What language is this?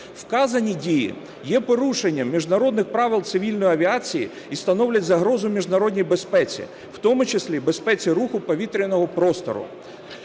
Ukrainian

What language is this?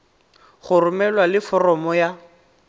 Tswana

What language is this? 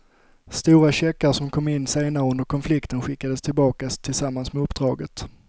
Swedish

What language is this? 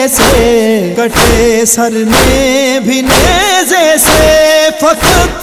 Arabic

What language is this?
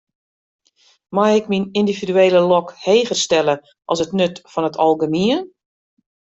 Western Frisian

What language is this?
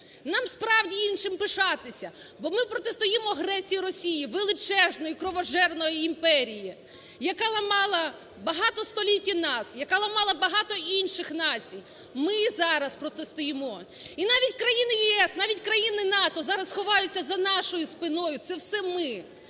Ukrainian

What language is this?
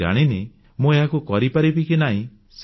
Odia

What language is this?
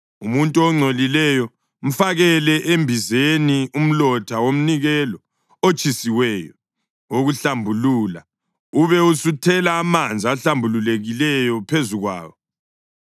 North Ndebele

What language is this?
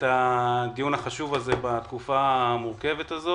Hebrew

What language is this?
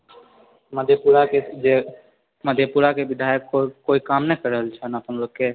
Maithili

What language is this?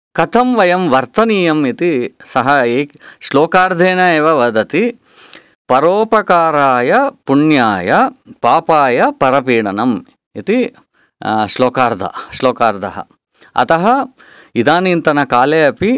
Sanskrit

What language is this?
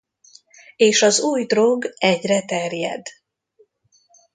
Hungarian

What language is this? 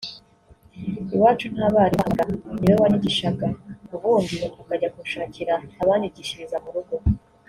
Kinyarwanda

